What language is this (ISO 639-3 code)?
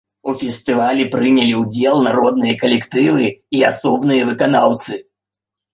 bel